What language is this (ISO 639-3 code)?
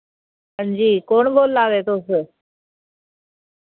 doi